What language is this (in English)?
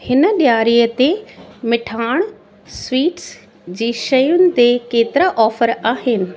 Sindhi